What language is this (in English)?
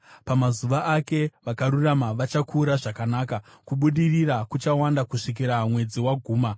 Shona